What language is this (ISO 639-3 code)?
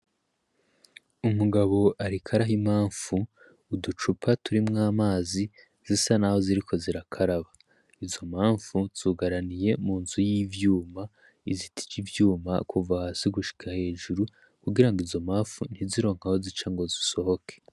run